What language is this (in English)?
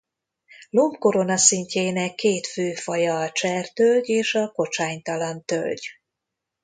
Hungarian